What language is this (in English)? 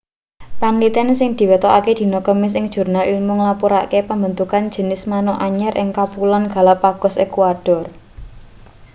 Javanese